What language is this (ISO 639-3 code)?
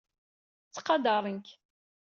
kab